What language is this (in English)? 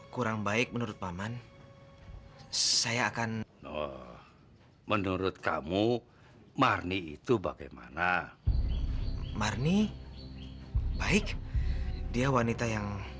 Indonesian